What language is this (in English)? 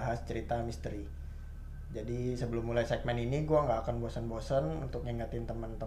Indonesian